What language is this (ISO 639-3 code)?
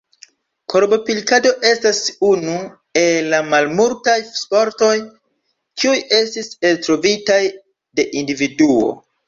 epo